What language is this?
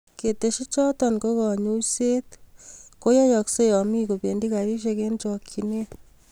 Kalenjin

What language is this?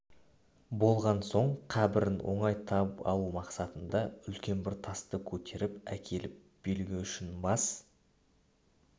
Kazakh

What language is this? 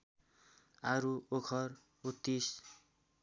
Nepali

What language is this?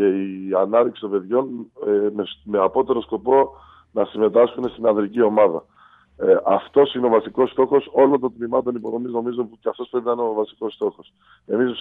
Greek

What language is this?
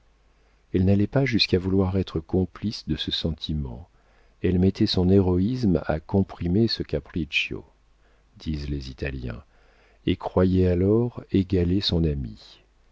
French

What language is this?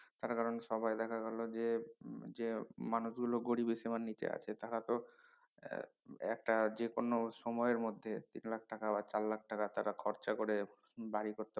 Bangla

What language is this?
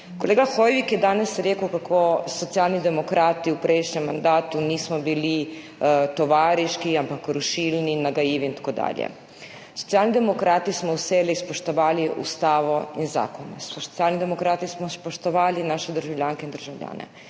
Slovenian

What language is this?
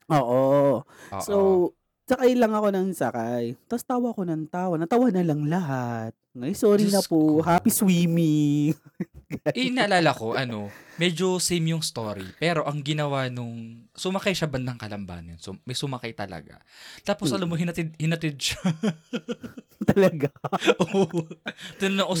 Filipino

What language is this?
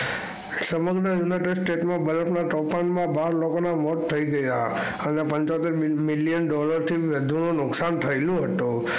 Gujarati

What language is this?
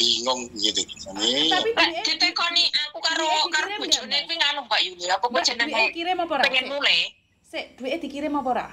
Indonesian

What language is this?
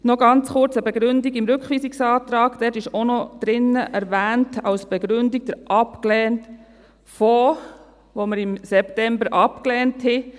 Swiss German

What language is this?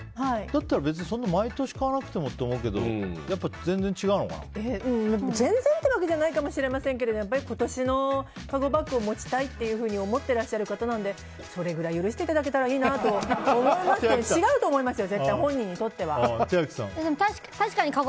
Japanese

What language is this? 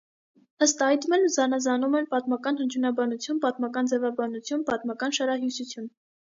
Armenian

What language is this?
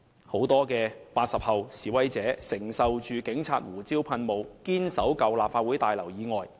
Cantonese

